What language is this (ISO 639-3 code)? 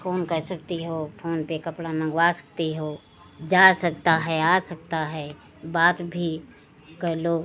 hin